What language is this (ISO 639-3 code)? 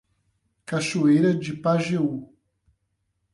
por